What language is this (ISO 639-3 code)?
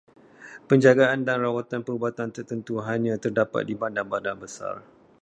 msa